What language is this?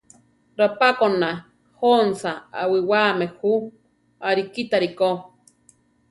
Central Tarahumara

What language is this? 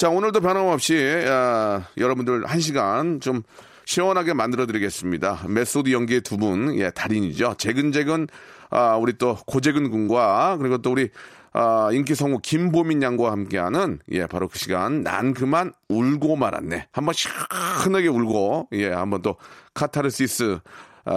Korean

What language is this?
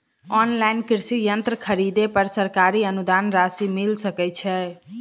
Maithili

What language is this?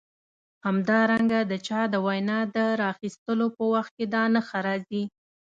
Pashto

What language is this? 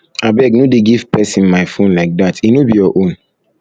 Nigerian Pidgin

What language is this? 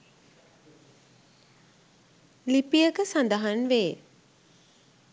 Sinhala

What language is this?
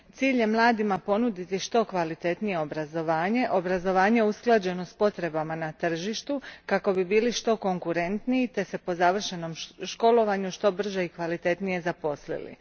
Croatian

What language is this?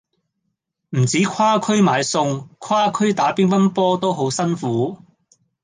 Cantonese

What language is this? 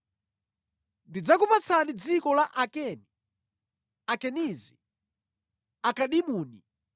Nyanja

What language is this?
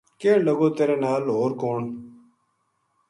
Gujari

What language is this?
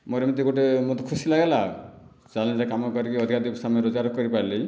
Odia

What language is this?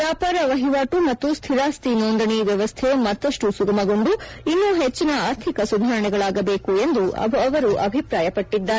Kannada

